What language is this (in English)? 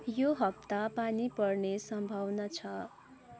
Nepali